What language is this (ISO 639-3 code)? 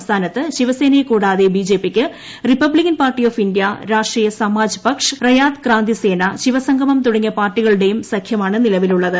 mal